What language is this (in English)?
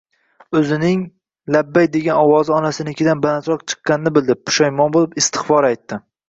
Uzbek